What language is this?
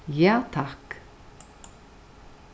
Faroese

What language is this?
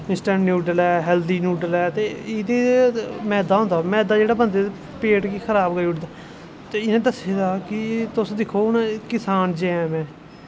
Dogri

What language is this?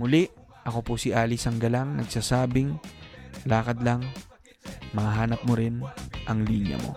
Filipino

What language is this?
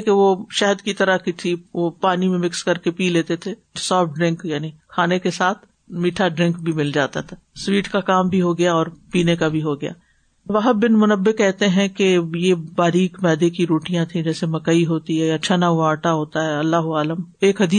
Urdu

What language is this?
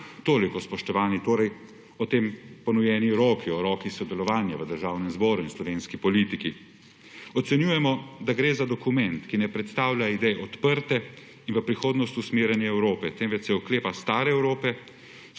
Slovenian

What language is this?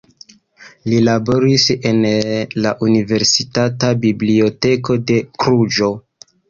Esperanto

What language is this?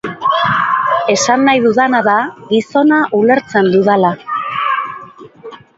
Basque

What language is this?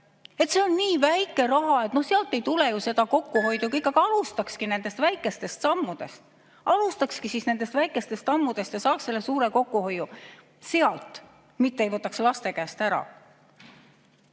Estonian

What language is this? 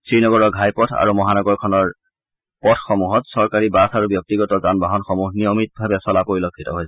Assamese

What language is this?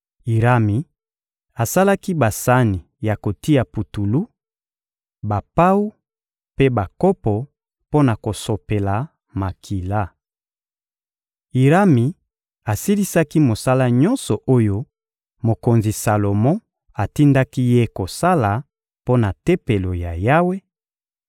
Lingala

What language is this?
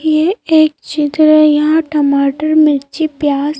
Hindi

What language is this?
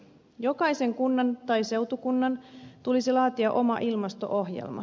Finnish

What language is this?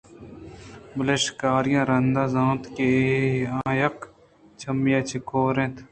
Eastern Balochi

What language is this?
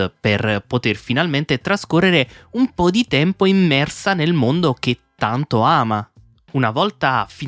Italian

